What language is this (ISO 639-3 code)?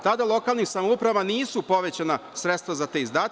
srp